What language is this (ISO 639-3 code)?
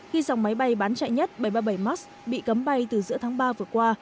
vie